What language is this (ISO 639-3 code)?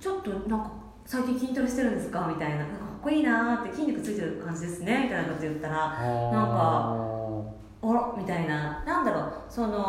jpn